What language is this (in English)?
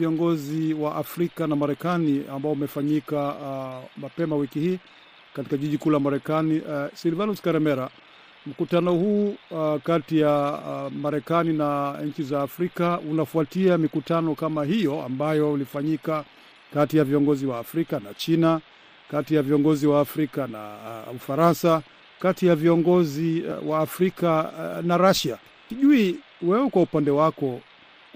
Swahili